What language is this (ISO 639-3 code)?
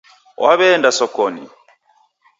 dav